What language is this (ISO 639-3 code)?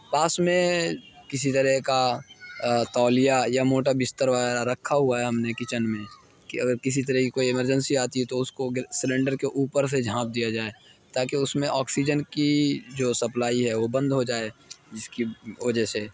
urd